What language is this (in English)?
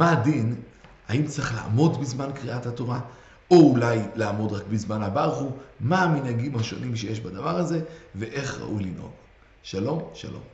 Hebrew